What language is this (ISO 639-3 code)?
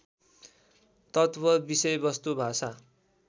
nep